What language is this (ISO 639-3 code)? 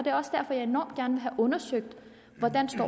dan